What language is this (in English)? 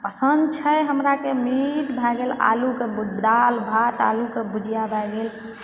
Maithili